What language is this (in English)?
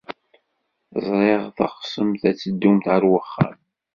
Kabyle